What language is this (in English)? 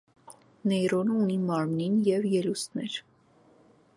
Armenian